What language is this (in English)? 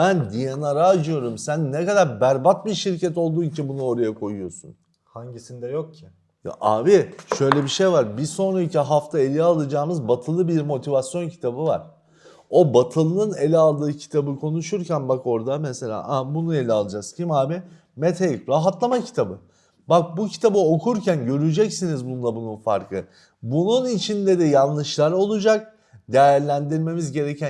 Turkish